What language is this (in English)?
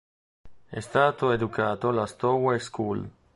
Italian